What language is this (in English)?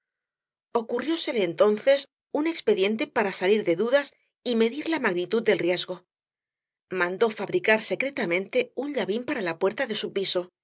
Spanish